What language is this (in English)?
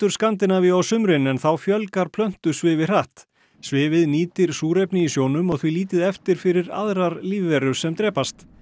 Icelandic